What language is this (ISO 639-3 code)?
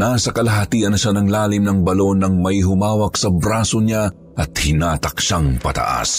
fil